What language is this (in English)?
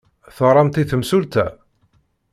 Kabyle